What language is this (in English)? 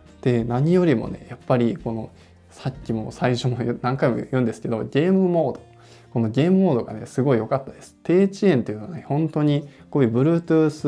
Japanese